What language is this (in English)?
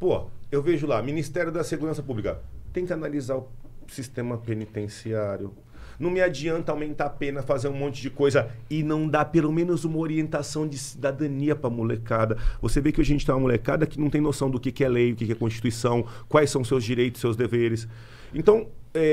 Portuguese